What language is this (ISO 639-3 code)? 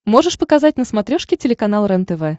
rus